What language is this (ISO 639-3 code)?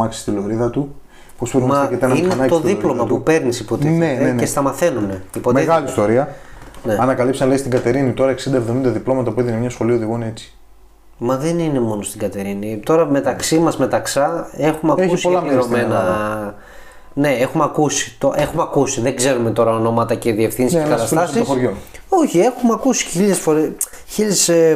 ell